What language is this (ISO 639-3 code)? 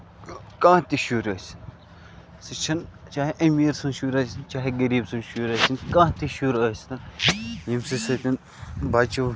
kas